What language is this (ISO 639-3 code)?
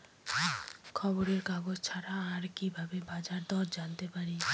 ben